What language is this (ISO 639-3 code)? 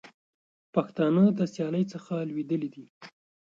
pus